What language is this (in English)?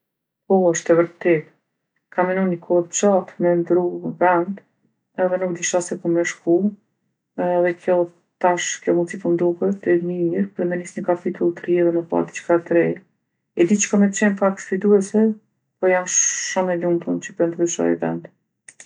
Gheg Albanian